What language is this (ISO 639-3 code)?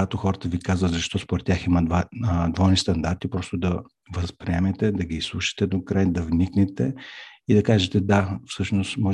bul